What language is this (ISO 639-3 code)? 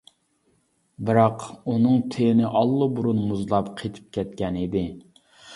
uig